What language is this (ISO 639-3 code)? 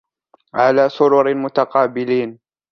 ara